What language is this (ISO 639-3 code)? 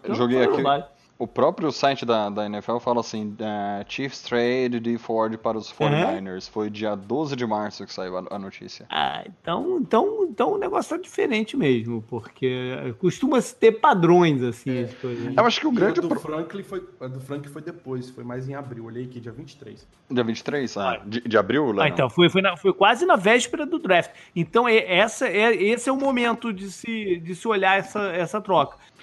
por